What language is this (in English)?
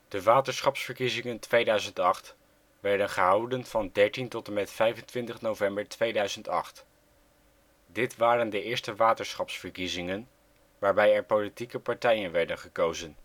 Dutch